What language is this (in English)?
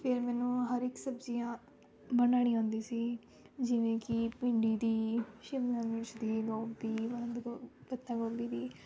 Punjabi